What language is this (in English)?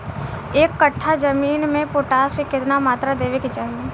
Bhojpuri